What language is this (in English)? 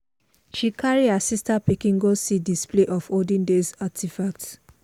Nigerian Pidgin